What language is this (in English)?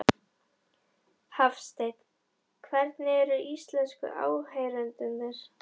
Icelandic